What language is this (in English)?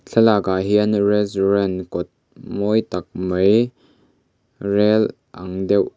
Mizo